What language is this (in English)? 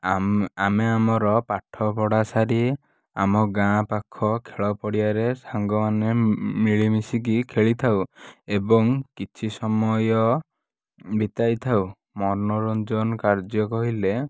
Odia